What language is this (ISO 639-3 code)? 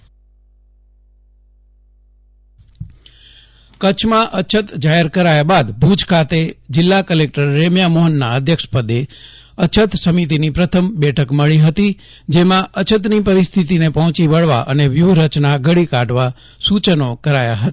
guj